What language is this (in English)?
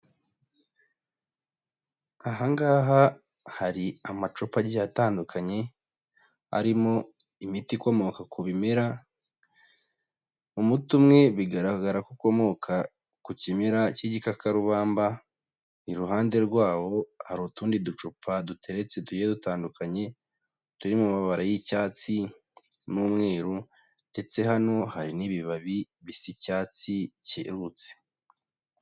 Kinyarwanda